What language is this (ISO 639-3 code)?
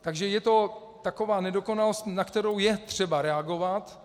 ces